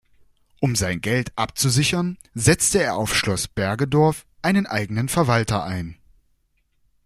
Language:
German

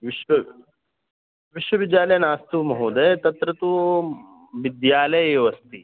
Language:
Sanskrit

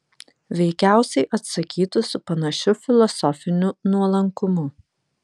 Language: Lithuanian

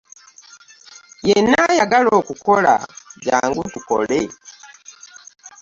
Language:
Ganda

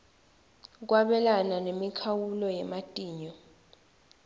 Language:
Swati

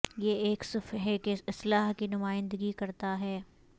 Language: Urdu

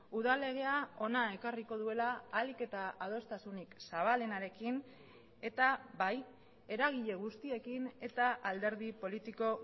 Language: Basque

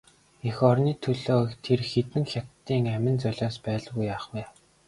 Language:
Mongolian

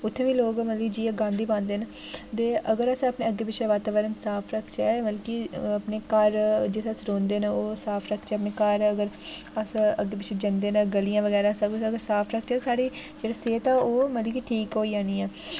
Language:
Dogri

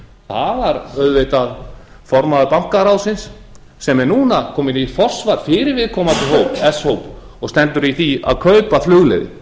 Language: Icelandic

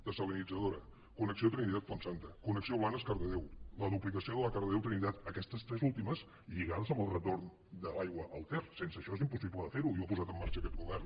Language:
Catalan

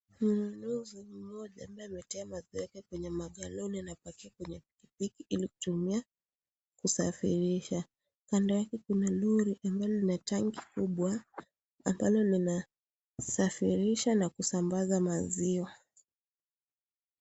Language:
Swahili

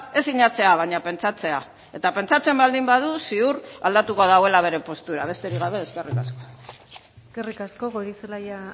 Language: Basque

